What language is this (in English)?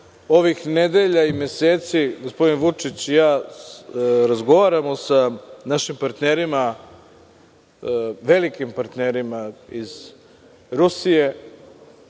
Serbian